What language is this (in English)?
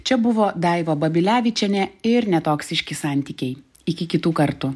Lithuanian